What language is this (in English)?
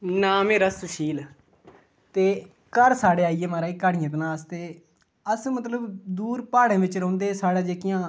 Dogri